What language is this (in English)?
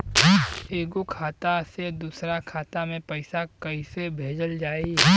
Bhojpuri